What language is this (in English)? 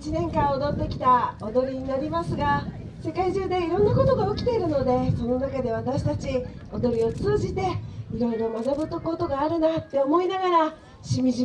Japanese